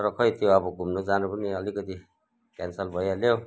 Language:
Nepali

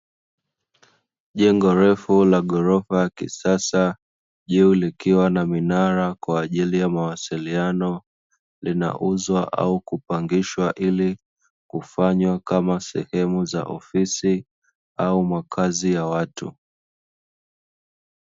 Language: Swahili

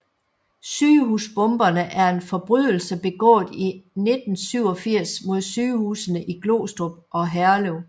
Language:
Danish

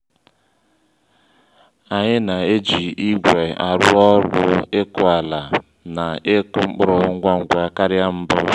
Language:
Igbo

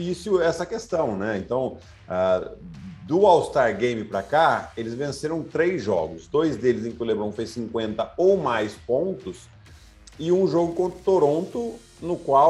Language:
Portuguese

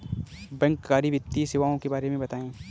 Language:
Hindi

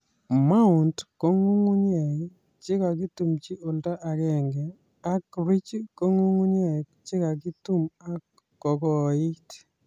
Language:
Kalenjin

